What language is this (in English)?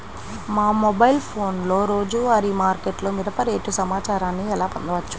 Telugu